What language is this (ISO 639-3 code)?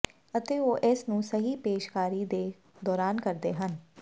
pan